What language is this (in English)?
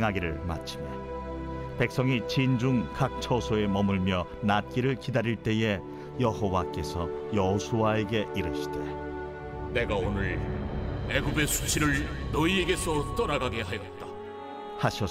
Korean